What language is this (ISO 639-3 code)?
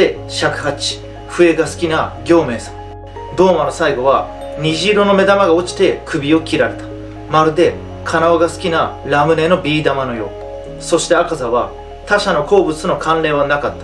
jpn